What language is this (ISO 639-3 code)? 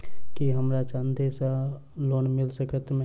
mai